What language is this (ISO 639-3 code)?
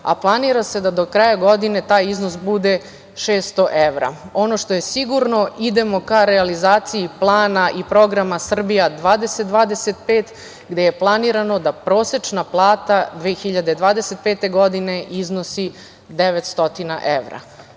srp